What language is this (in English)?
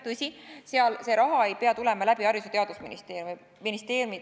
Estonian